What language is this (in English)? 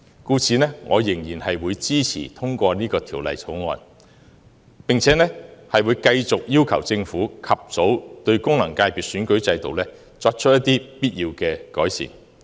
Cantonese